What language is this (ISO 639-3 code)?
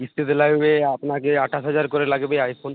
ben